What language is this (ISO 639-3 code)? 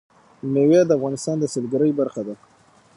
pus